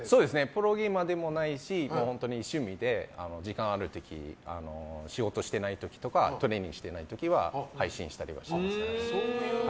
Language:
Japanese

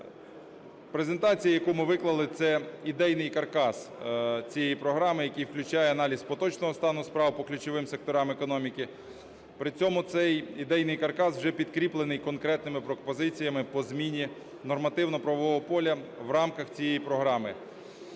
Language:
Ukrainian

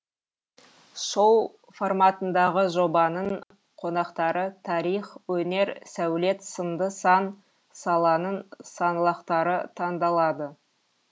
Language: Kazakh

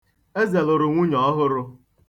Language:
Igbo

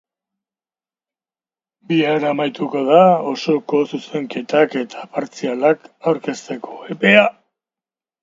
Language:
Basque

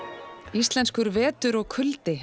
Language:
Icelandic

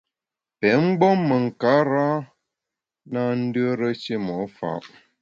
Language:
Bamun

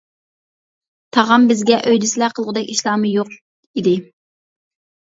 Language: Uyghur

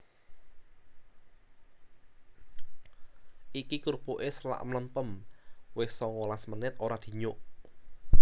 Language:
Javanese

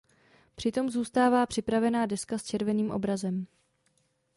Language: Czech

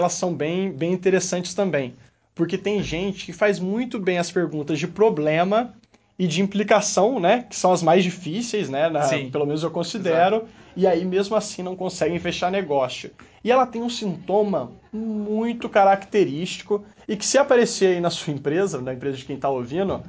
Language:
Portuguese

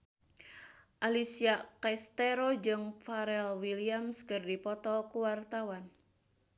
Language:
Sundanese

